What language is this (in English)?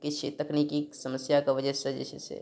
Maithili